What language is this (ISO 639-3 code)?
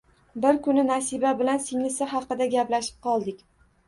uzb